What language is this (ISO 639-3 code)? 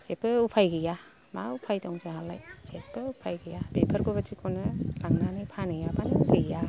brx